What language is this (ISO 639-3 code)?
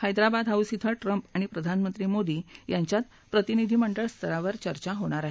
mar